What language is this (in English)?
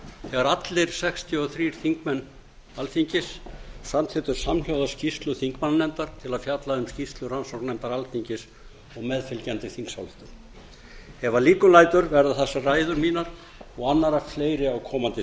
Icelandic